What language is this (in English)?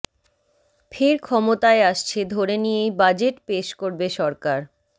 Bangla